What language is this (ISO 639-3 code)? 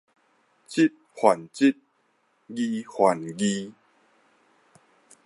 nan